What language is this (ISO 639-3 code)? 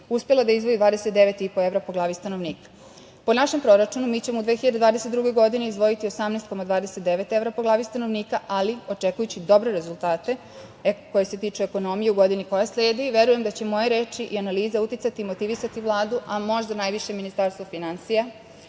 srp